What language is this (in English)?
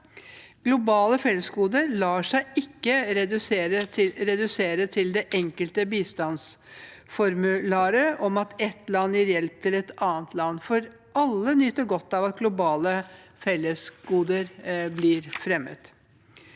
Norwegian